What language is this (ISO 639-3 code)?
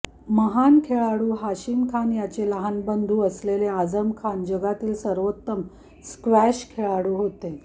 mar